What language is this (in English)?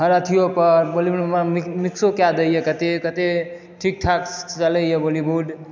Maithili